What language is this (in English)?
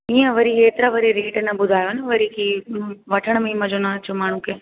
Sindhi